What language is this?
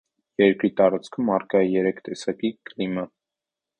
Armenian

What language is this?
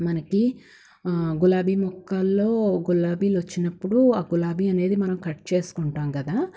Telugu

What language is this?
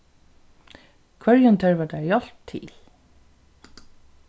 Faroese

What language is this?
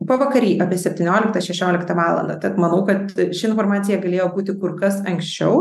Lithuanian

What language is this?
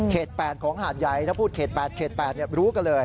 Thai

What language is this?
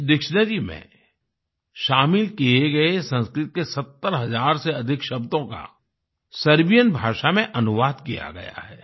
Hindi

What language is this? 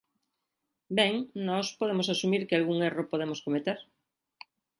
Galician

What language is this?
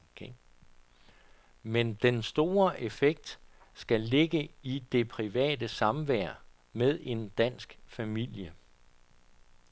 Danish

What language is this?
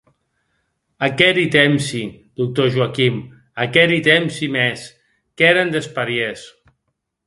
Occitan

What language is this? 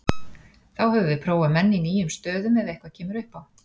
Icelandic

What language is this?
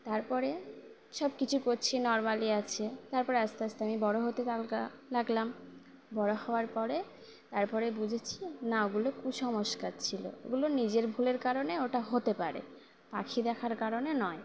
Bangla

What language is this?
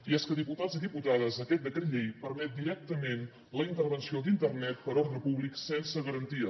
Catalan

